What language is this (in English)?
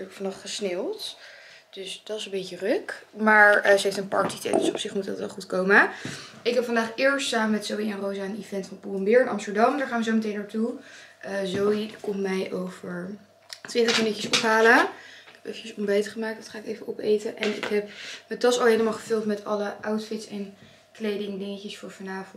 Dutch